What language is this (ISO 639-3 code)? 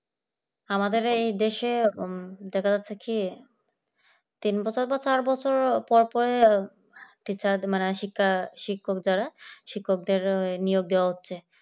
ben